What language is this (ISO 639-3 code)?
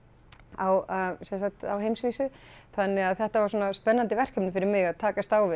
isl